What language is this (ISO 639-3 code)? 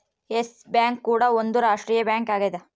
kan